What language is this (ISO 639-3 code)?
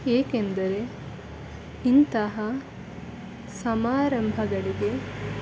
kan